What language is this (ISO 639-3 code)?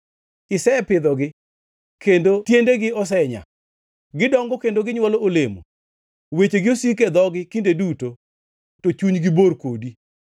luo